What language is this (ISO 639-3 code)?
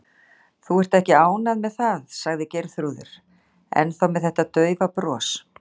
isl